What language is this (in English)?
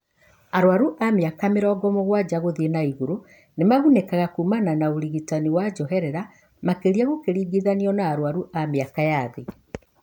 Kikuyu